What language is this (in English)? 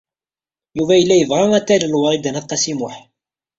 Kabyle